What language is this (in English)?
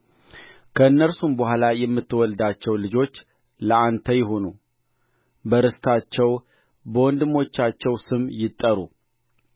Amharic